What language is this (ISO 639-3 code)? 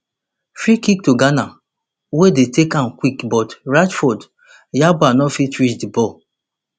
pcm